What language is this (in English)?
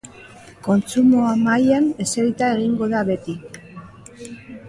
Basque